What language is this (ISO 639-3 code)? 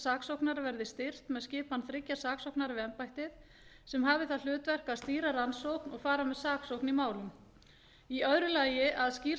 isl